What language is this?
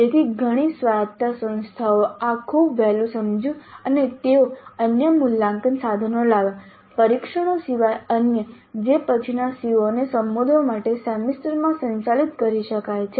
Gujarati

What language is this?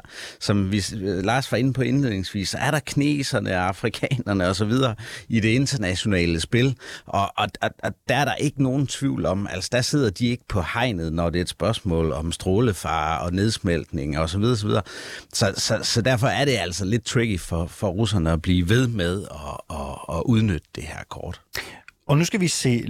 Danish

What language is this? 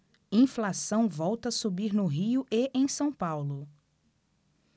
Portuguese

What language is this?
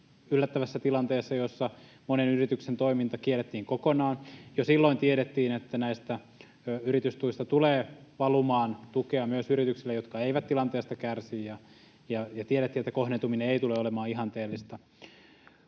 Finnish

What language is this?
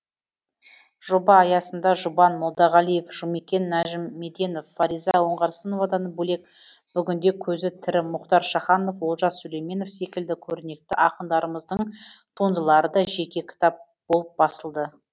Kazakh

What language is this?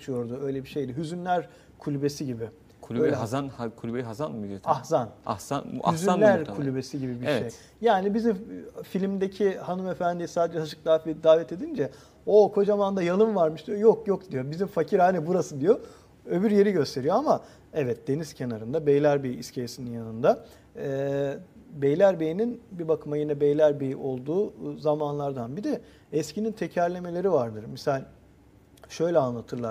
Turkish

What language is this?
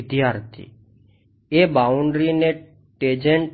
Gujarati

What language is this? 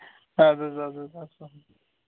Kashmiri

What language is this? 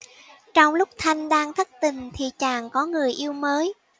Vietnamese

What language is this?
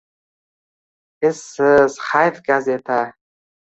Uzbek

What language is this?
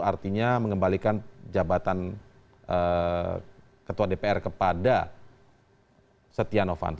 Indonesian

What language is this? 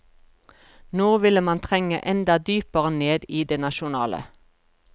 Norwegian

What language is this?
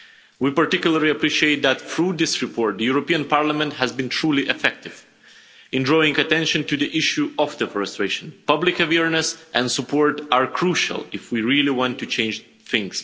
English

